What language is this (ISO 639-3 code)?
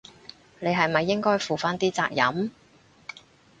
yue